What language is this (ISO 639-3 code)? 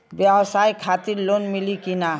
bho